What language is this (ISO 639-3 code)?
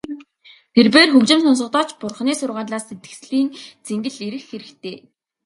mon